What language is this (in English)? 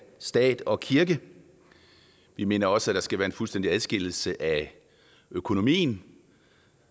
Danish